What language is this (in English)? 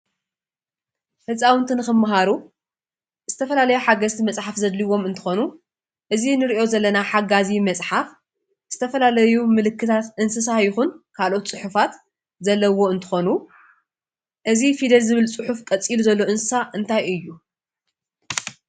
Tigrinya